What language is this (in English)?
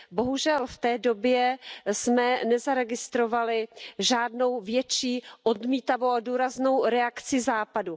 Czech